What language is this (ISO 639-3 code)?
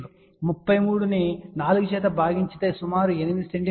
tel